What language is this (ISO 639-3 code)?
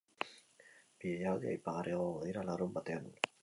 eus